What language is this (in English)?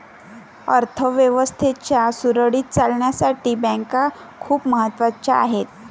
Marathi